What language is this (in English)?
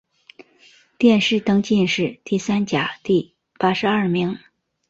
Chinese